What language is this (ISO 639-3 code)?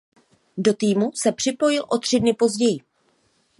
ces